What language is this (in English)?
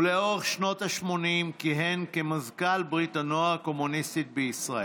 Hebrew